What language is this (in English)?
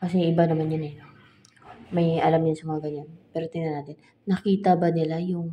Filipino